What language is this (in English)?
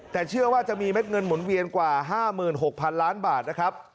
Thai